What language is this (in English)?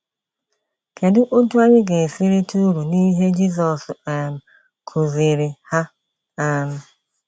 Igbo